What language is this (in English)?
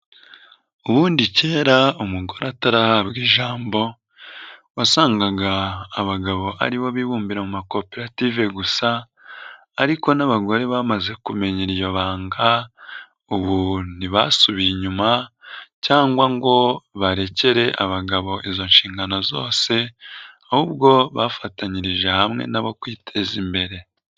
Kinyarwanda